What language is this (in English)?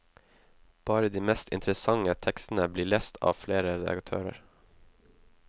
Norwegian